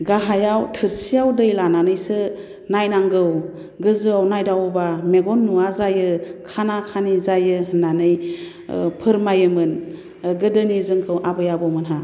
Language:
Bodo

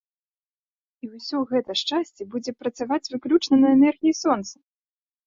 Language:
Belarusian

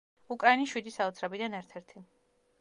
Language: Georgian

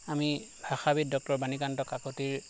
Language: Assamese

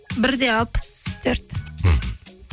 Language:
Kazakh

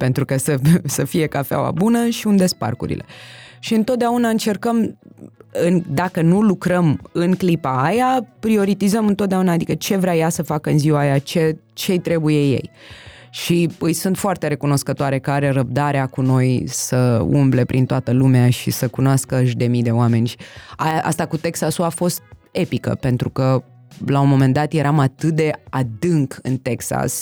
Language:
Romanian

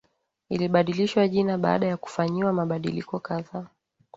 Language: Swahili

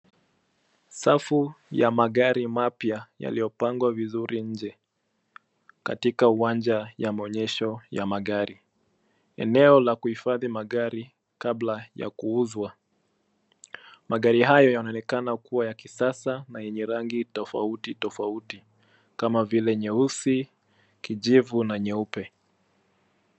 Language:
Swahili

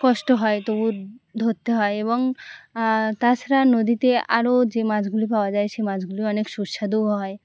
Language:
Bangla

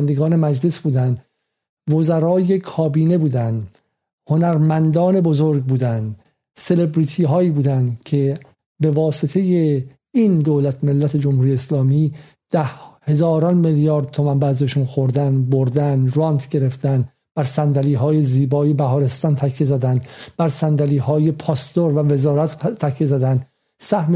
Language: Persian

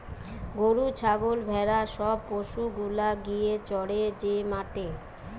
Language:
Bangla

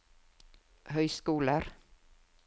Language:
Norwegian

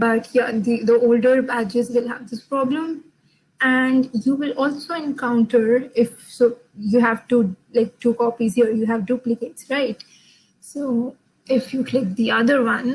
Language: English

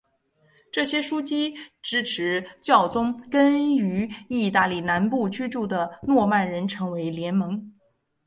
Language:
Chinese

